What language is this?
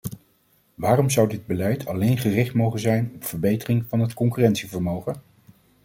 Dutch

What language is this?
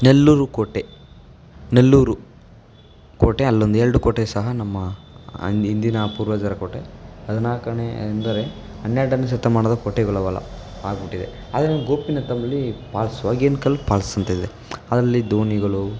Kannada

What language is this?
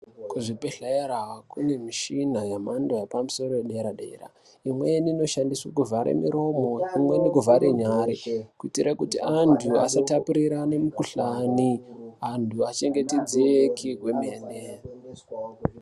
Ndau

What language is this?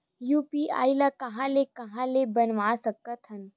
Chhattisgarhi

